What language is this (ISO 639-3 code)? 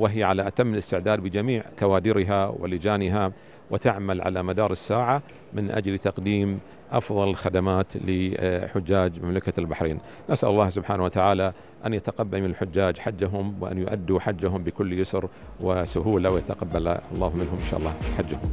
ara